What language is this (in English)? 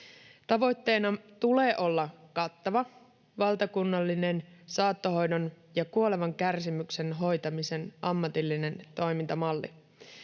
Finnish